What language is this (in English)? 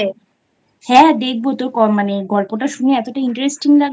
Bangla